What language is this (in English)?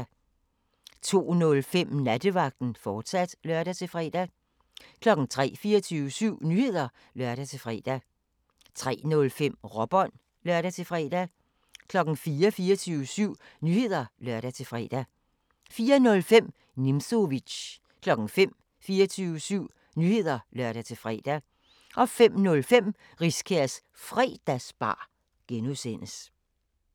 Danish